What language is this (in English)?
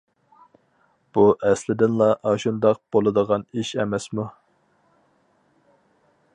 Uyghur